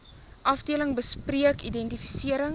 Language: Afrikaans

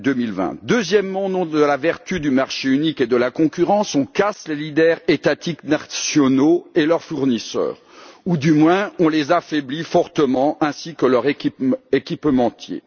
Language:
French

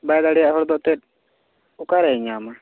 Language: Santali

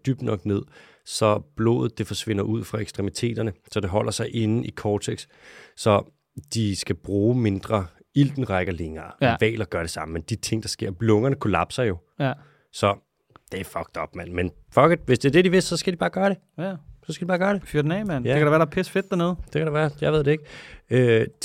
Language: Danish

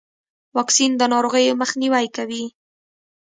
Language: Pashto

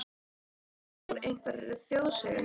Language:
Icelandic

